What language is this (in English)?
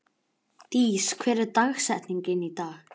Icelandic